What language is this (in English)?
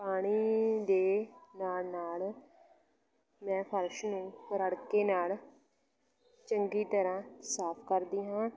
Punjabi